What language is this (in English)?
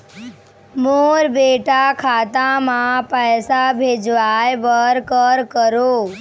Chhattisgarhi